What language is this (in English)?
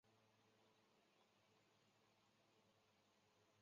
Chinese